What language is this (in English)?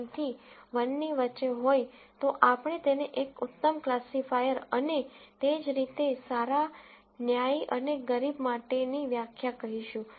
Gujarati